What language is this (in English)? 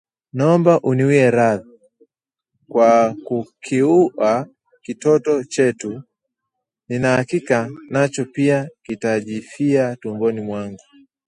Swahili